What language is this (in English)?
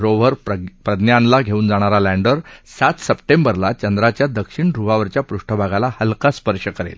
Marathi